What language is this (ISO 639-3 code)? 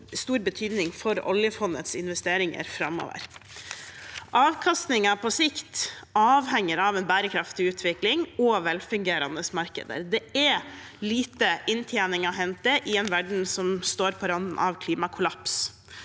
nor